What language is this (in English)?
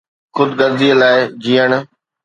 Sindhi